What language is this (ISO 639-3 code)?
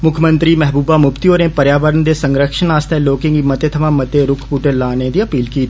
doi